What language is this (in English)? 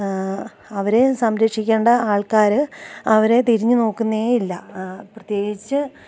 Malayalam